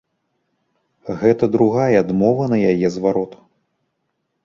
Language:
Belarusian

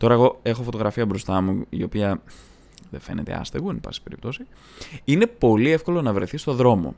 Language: Greek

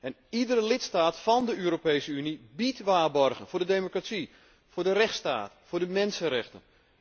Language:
Dutch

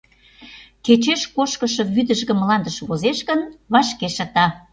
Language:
Mari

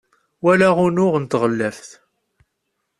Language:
Kabyle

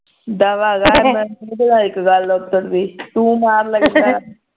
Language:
Punjabi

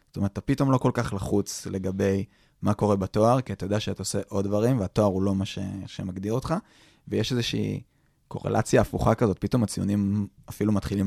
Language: Hebrew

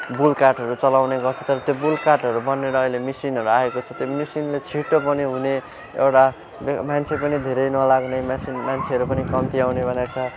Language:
Nepali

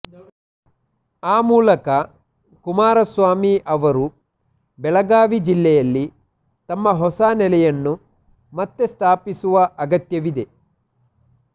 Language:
Kannada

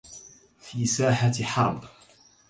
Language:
Arabic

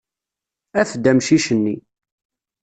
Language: Kabyle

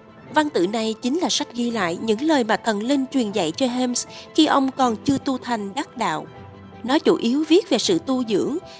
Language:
Vietnamese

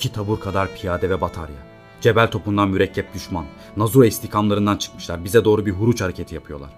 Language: Turkish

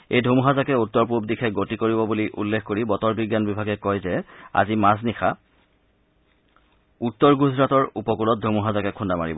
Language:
Assamese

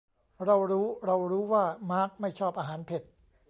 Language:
Thai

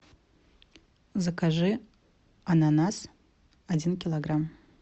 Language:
Russian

